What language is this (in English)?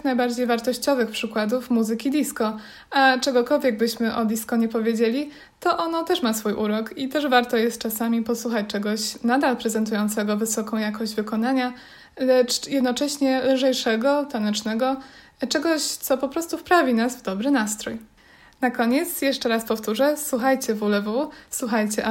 Polish